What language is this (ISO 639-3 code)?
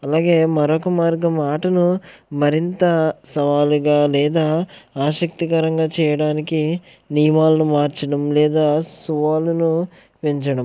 tel